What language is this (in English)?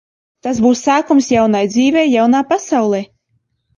Latvian